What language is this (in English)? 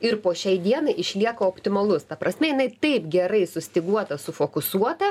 Lithuanian